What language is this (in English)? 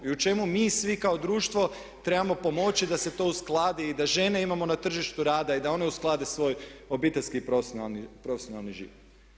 Croatian